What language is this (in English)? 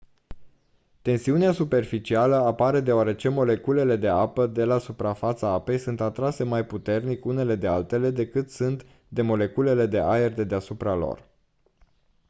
Romanian